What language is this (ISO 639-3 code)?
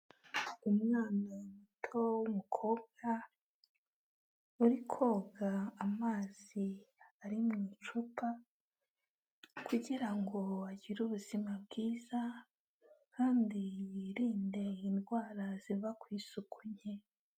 kin